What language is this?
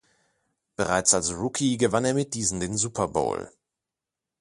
German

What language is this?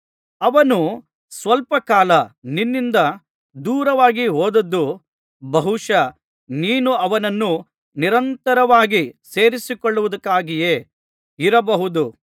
Kannada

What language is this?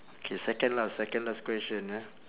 English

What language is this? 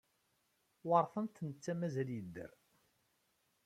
Kabyle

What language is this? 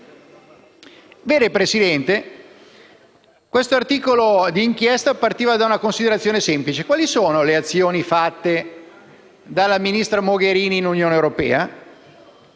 Italian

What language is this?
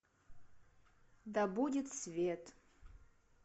Russian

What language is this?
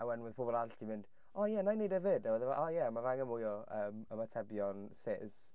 Welsh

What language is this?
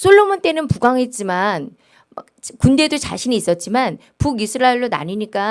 Korean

